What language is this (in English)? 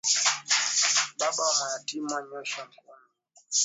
Swahili